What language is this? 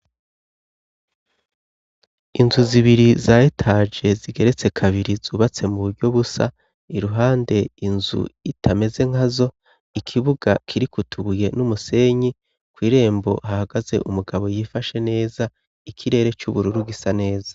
Rundi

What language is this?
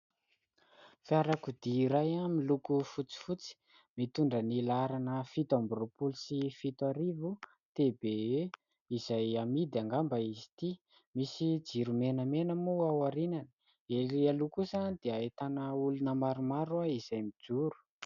Malagasy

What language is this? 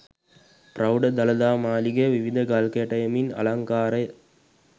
Sinhala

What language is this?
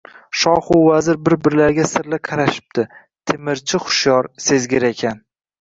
Uzbek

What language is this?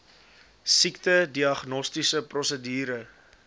Afrikaans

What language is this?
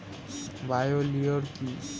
Bangla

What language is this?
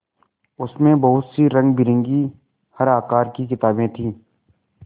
Hindi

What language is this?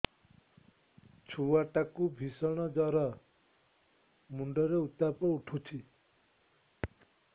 Odia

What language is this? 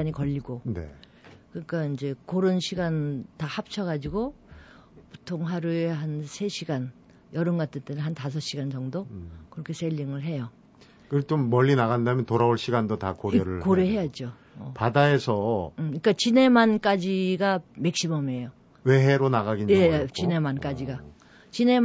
Korean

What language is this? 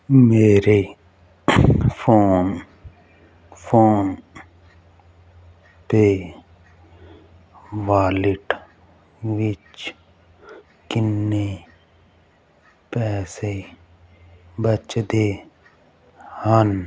Punjabi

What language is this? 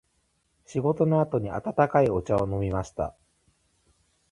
Japanese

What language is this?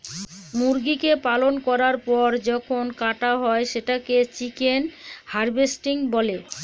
Bangla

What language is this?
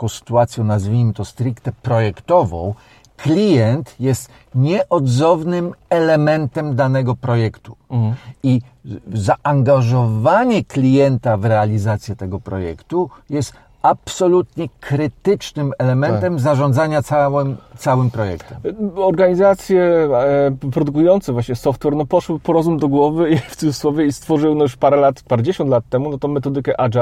Polish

